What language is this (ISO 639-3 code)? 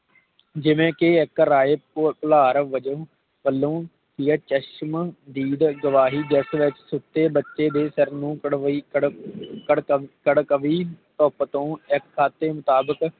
pan